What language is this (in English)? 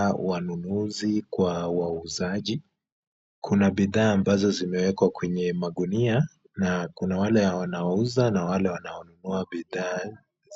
Swahili